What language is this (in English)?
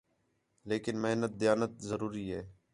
Khetrani